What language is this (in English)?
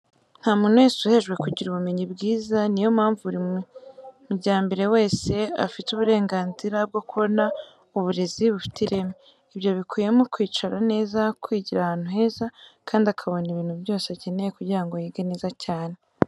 Kinyarwanda